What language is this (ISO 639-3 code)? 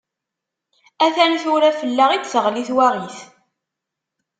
kab